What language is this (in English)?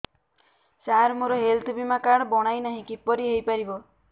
Odia